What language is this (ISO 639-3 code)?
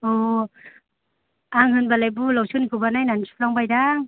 brx